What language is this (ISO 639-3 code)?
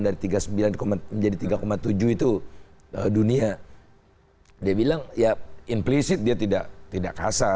ind